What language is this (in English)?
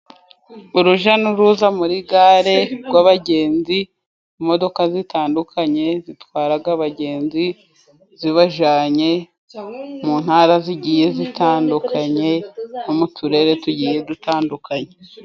Kinyarwanda